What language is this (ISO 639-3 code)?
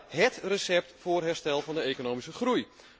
nld